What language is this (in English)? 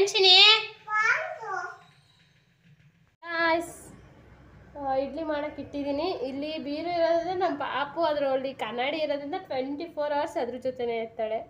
Kannada